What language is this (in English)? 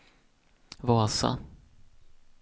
Swedish